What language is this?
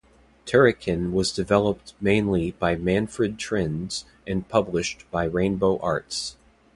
English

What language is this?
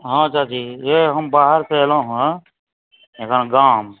Maithili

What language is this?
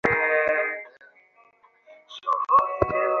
Bangla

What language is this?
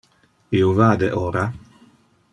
Interlingua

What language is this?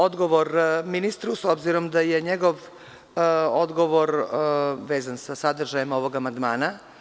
Serbian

